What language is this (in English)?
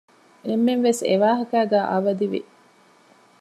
Divehi